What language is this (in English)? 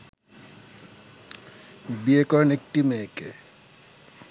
Bangla